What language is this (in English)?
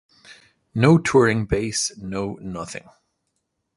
English